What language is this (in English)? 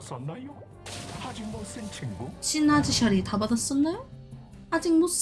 Korean